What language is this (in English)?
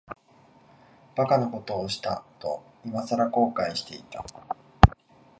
Japanese